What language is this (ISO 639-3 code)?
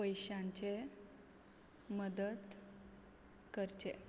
kok